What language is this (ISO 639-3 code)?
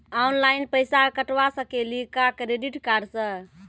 mai